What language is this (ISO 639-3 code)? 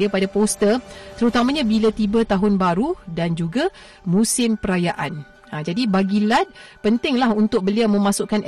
msa